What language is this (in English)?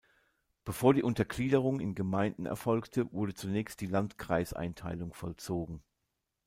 German